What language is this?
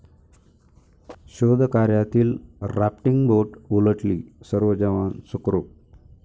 Marathi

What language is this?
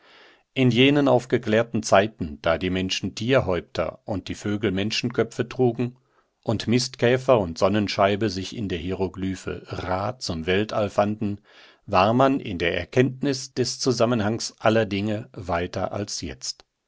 German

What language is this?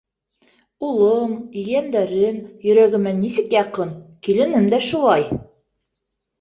Bashkir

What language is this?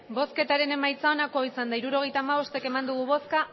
Basque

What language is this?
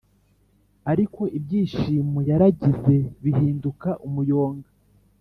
Kinyarwanda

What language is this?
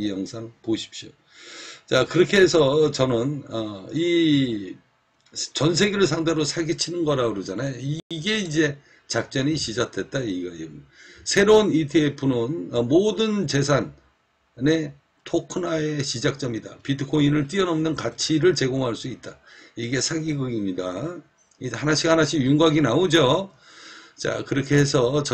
Korean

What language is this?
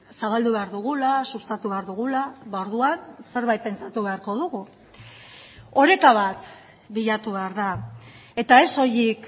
Basque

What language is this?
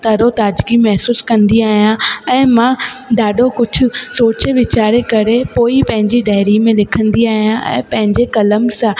Sindhi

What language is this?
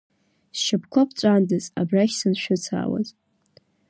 Abkhazian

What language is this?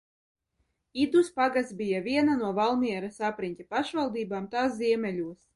Latvian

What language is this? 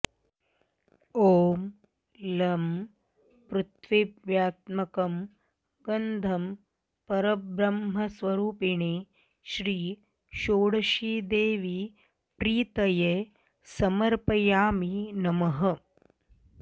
Sanskrit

